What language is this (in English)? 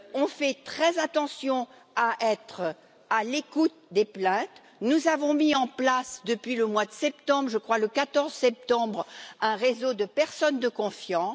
French